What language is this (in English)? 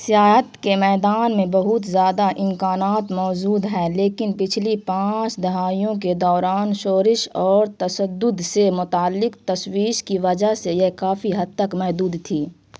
Urdu